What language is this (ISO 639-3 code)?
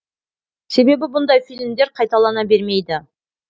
kaz